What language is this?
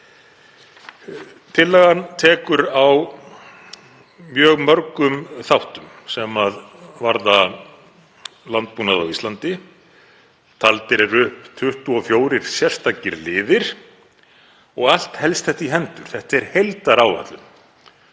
Icelandic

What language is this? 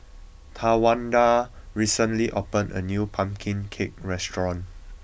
English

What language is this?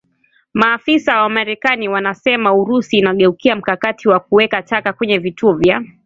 Swahili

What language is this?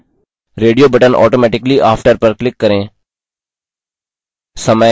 Hindi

